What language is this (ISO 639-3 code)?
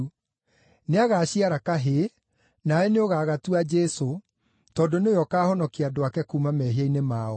kik